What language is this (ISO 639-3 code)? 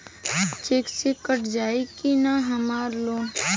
bho